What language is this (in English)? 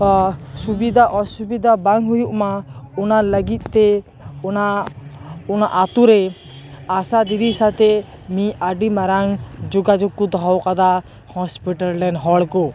Santali